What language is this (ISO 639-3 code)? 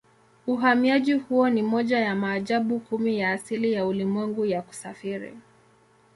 swa